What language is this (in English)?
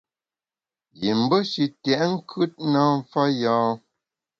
Bamun